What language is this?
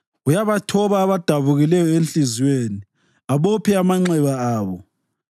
North Ndebele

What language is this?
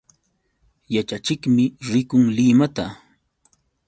Yauyos Quechua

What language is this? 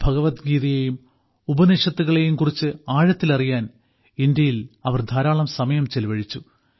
Malayalam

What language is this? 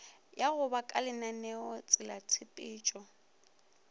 Northern Sotho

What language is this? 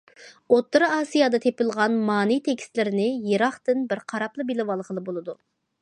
Uyghur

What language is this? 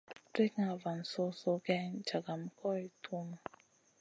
Masana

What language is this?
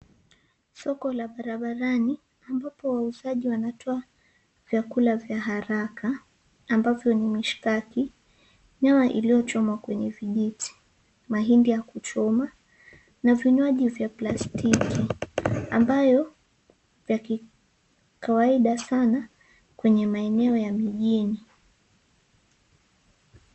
Swahili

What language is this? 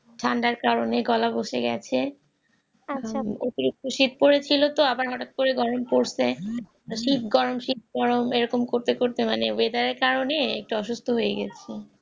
Bangla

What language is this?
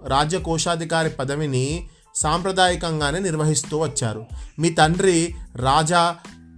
Telugu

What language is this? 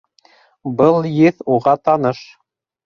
Bashkir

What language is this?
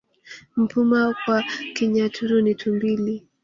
Swahili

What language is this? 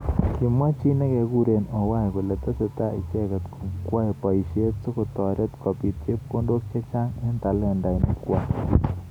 Kalenjin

